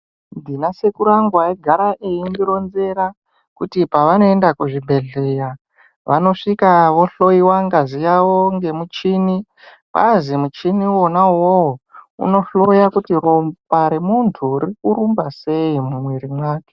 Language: Ndau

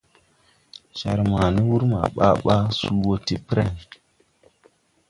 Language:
Tupuri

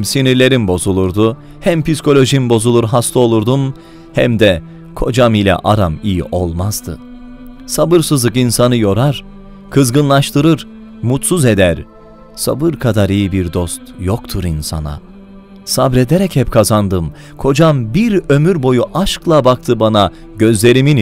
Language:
Turkish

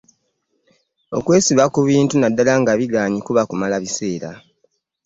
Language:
Ganda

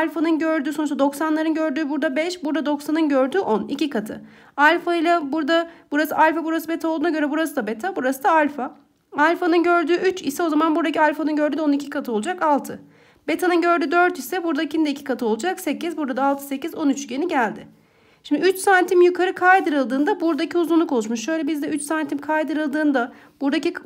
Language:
Turkish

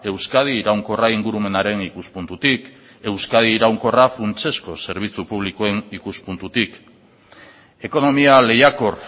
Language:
Basque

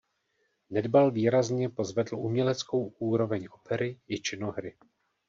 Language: Czech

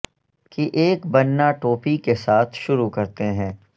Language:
Urdu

